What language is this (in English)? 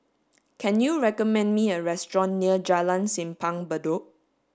English